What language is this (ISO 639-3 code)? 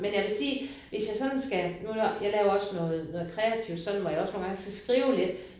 dan